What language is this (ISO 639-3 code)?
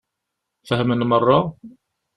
kab